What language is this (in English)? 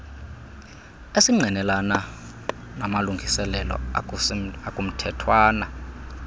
Xhosa